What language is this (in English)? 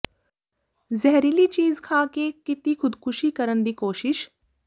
Punjabi